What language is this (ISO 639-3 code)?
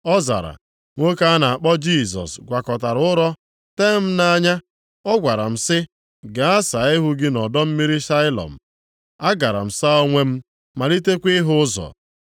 ibo